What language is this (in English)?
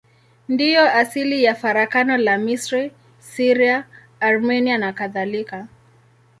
Swahili